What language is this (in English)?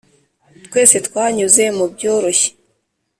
Kinyarwanda